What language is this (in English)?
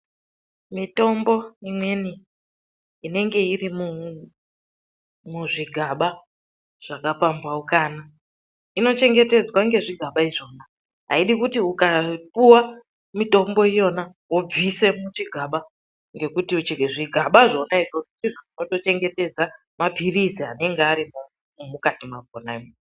Ndau